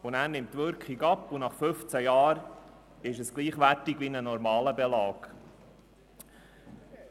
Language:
Swiss German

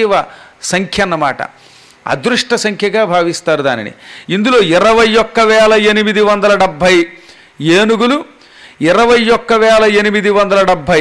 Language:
Telugu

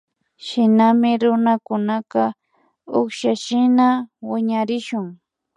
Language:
Imbabura Highland Quichua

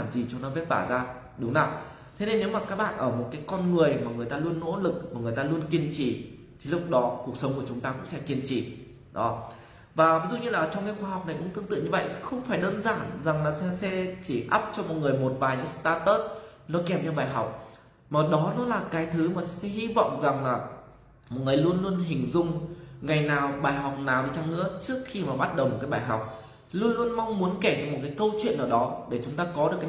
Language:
Vietnamese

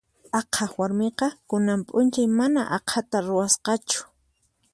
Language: Puno Quechua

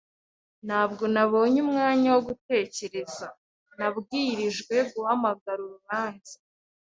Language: Kinyarwanda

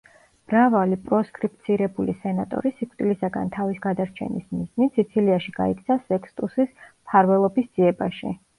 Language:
Georgian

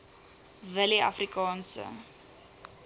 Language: Afrikaans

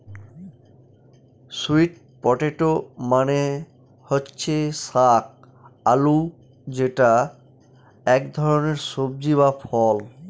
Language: Bangla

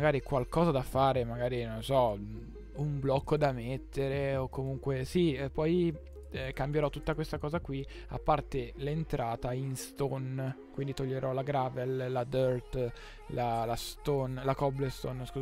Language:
Italian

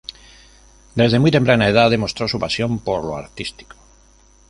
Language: Spanish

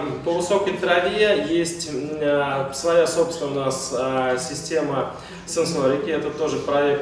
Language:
Russian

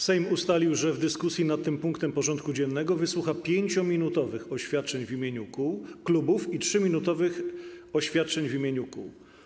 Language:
Polish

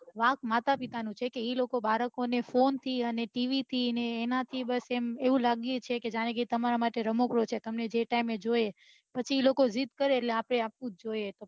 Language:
Gujarati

